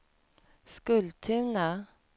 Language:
Swedish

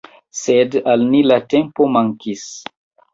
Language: Esperanto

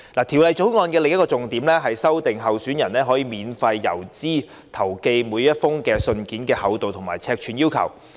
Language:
Cantonese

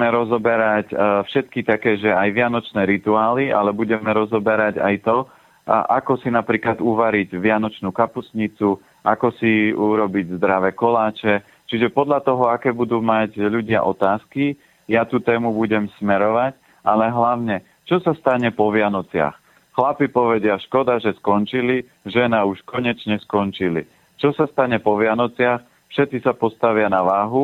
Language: Slovak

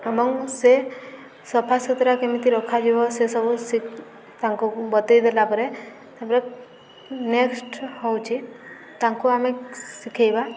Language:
Odia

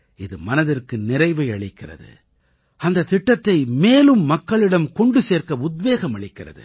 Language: Tamil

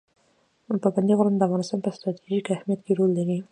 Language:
Pashto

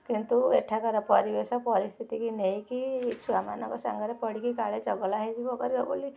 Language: Odia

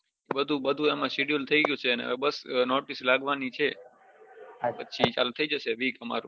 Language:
Gujarati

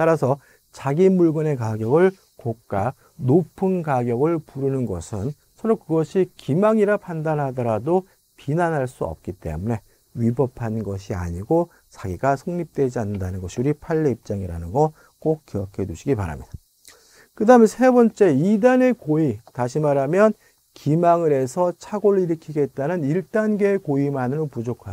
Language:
Korean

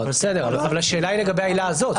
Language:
Hebrew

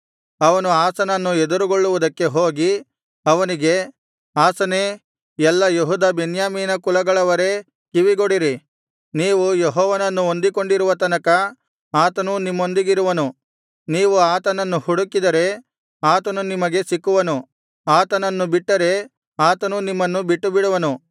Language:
Kannada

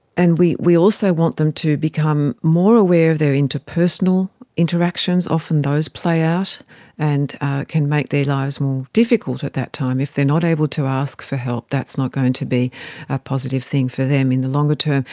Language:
English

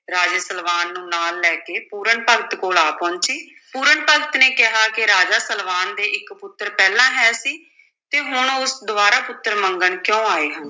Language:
Punjabi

